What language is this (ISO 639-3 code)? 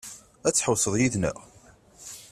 kab